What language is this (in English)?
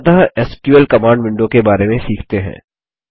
Hindi